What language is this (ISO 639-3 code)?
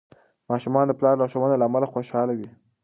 pus